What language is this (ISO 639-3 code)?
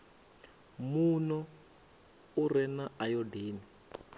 ven